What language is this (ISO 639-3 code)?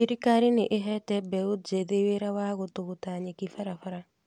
kik